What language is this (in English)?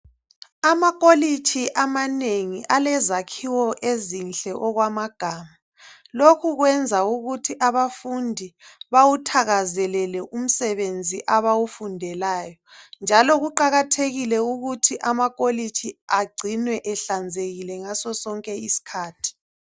North Ndebele